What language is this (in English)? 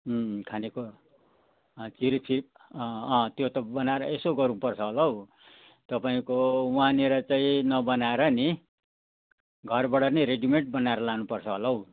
Nepali